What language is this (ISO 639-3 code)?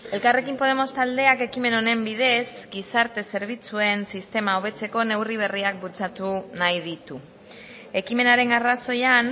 eus